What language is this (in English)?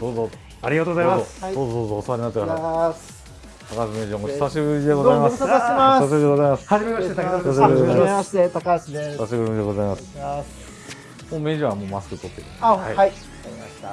Japanese